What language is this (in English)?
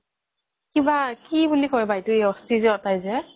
Assamese